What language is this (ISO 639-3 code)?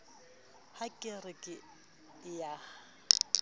sot